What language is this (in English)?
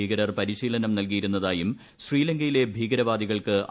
Malayalam